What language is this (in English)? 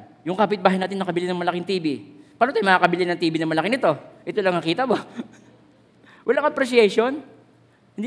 Filipino